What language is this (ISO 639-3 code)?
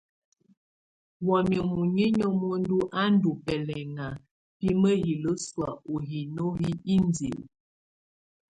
tvu